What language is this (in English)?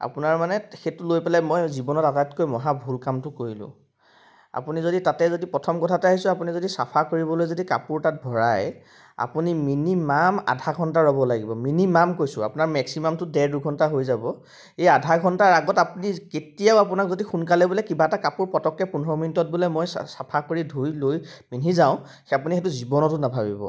Assamese